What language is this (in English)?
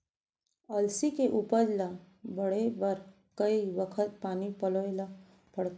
Chhattisgarhi